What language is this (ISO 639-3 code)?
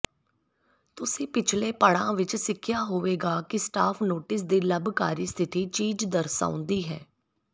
pan